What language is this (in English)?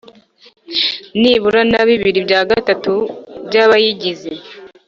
Kinyarwanda